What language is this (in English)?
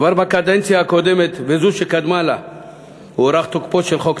Hebrew